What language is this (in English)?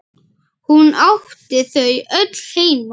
Icelandic